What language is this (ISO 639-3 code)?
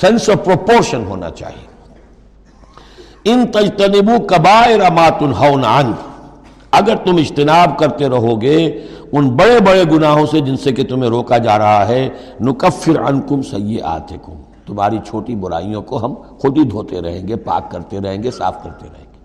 urd